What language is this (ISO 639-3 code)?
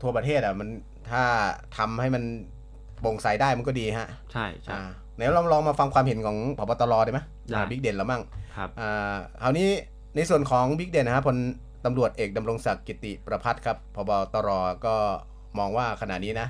tha